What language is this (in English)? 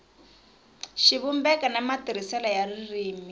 Tsonga